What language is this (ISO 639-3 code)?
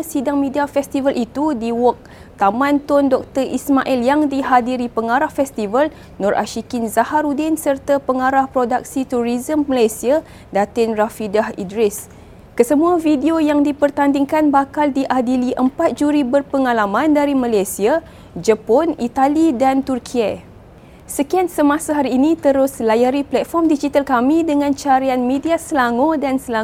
msa